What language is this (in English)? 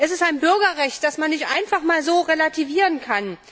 German